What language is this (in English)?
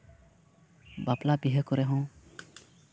Santali